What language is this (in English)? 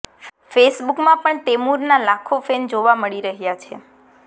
Gujarati